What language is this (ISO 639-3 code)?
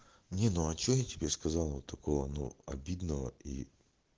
rus